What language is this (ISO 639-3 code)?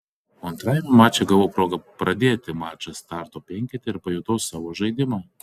lit